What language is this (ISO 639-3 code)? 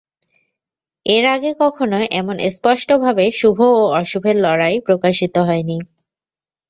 ben